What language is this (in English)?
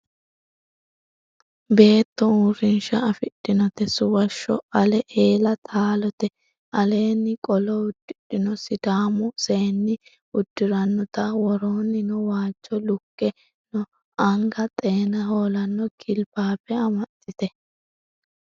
Sidamo